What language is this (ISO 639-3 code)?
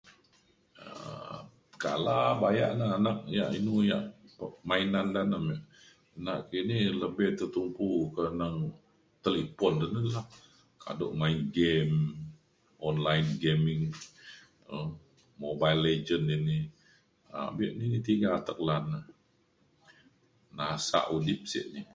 xkl